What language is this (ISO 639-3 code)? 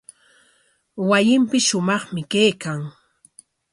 qwa